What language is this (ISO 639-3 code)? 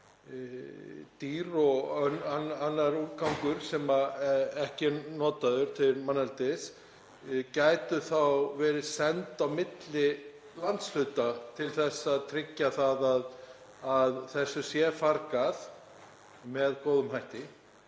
isl